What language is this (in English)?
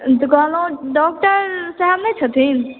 Maithili